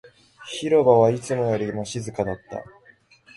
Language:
Japanese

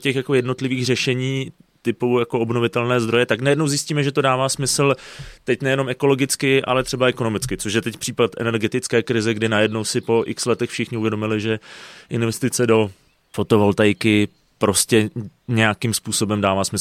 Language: Czech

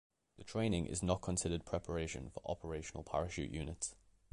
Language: English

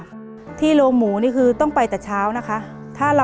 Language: Thai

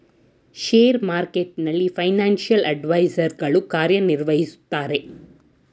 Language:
Kannada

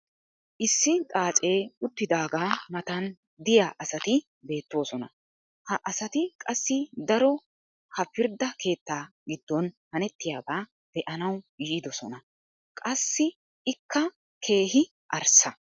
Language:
Wolaytta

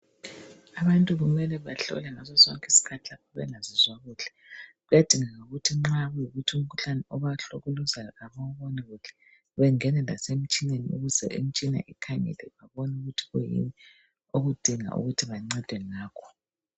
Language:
North Ndebele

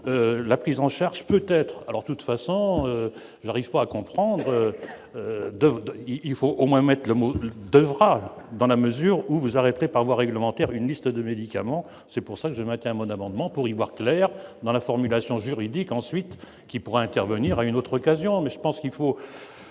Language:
French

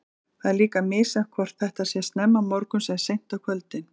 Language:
Icelandic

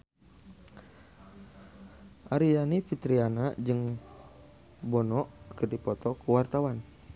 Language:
Sundanese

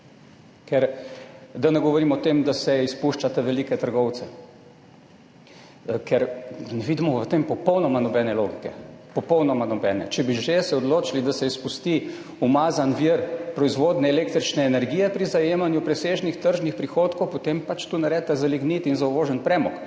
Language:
Slovenian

